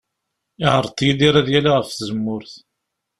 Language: Kabyle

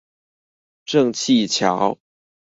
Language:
Chinese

